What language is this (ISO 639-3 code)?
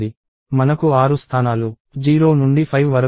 tel